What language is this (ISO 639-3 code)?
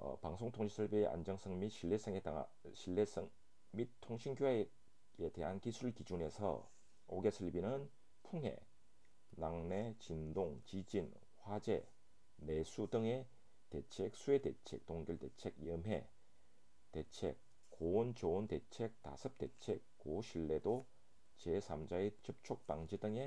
kor